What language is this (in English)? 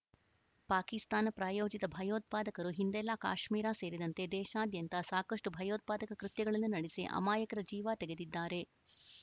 Kannada